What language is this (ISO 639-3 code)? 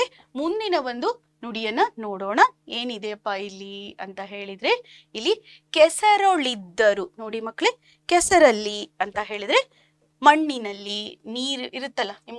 kan